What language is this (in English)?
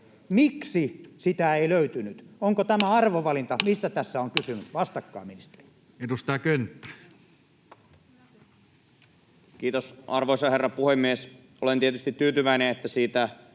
Finnish